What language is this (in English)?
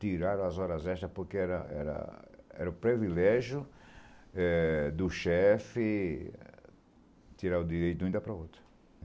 Portuguese